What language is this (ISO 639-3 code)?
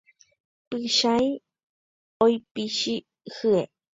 grn